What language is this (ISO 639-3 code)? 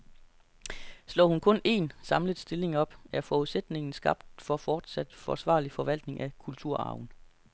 dan